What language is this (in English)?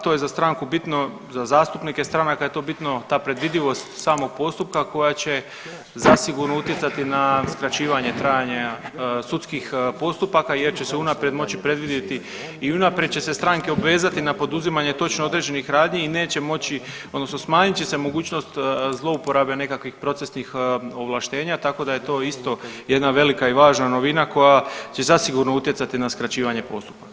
Croatian